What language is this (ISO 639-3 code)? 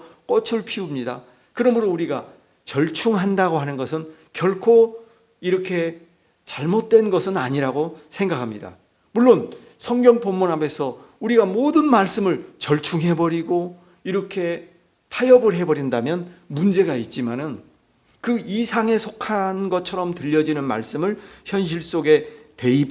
kor